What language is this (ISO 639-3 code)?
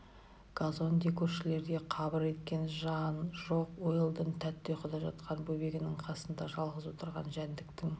kaz